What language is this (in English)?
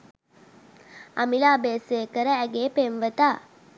Sinhala